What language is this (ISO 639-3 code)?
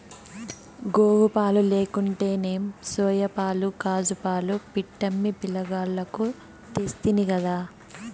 tel